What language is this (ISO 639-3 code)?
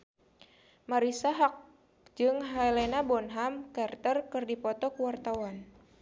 sun